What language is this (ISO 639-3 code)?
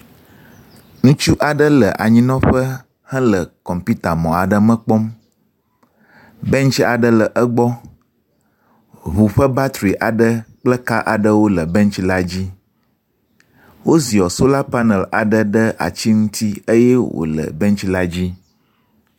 ewe